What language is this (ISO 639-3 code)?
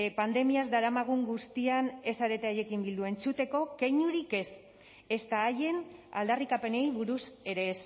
eus